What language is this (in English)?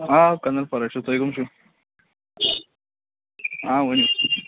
Kashmiri